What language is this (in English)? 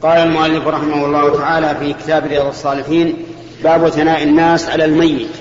Arabic